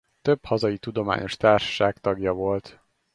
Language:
Hungarian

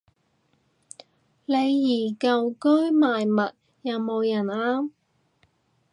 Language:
Cantonese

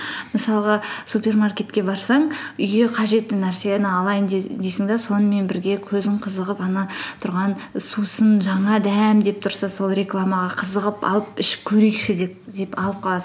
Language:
Kazakh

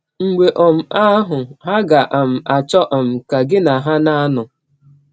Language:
Igbo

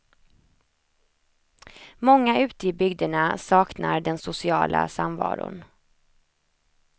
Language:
Swedish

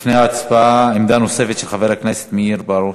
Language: Hebrew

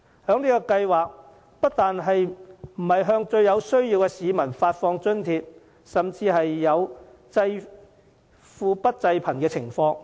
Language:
Cantonese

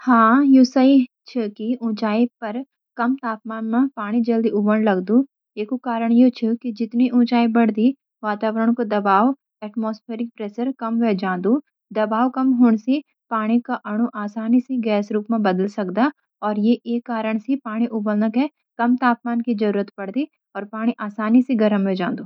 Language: Garhwali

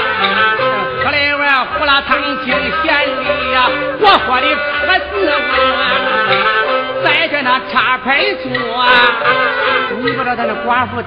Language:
Chinese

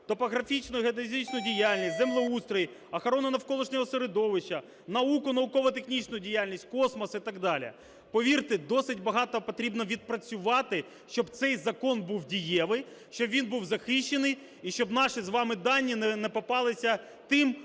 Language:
Ukrainian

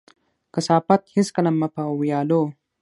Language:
Pashto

